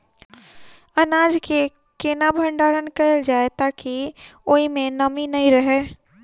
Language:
Maithili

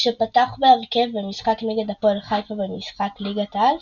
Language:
Hebrew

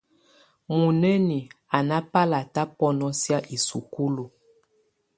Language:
Tunen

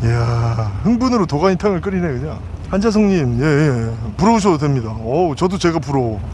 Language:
Korean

